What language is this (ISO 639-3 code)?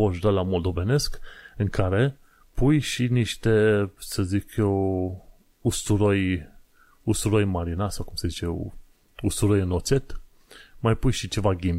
ron